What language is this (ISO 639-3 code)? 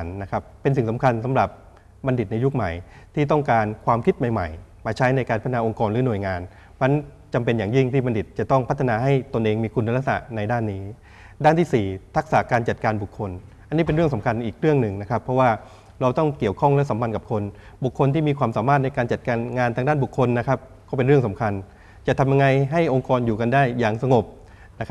tha